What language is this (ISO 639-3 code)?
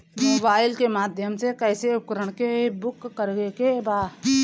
bho